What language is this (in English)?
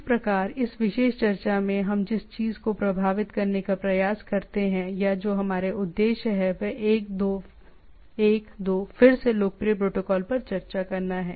Hindi